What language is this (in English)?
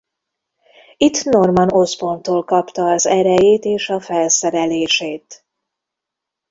Hungarian